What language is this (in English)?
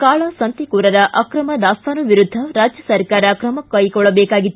Kannada